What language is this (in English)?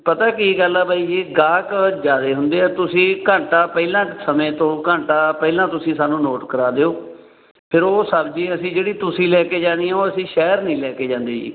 Punjabi